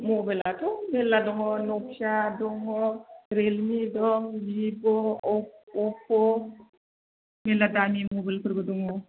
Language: Bodo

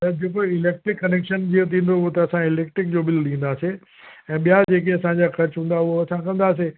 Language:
Sindhi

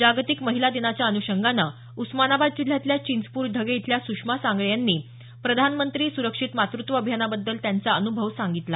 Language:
Marathi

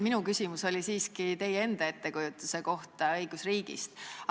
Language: Estonian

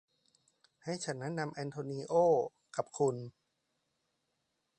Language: Thai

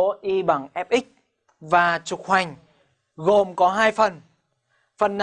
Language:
Vietnamese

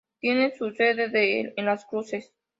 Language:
Spanish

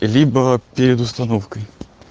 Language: Russian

